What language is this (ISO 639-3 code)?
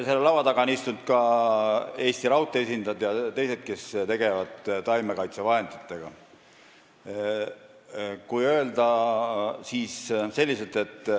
est